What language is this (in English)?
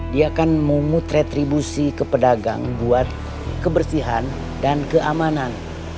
Indonesian